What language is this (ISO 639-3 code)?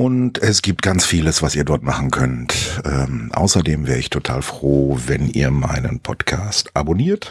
deu